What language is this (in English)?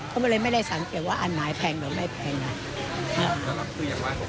Thai